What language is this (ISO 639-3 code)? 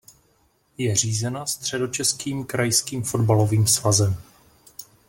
ces